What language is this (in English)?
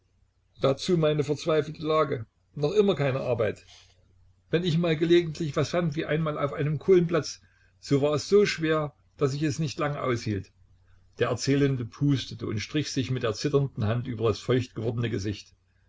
German